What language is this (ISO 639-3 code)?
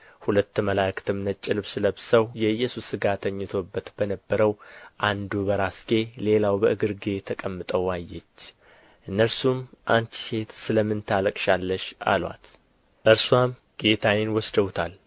amh